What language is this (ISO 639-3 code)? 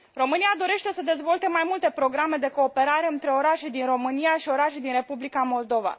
ron